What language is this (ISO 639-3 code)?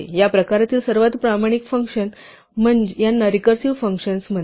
mar